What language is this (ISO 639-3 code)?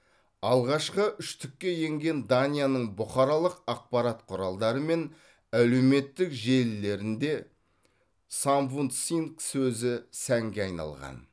kaz